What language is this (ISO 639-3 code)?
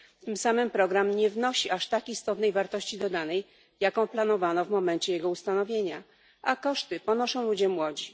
pol